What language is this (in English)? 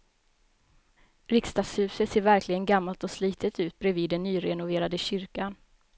Swedish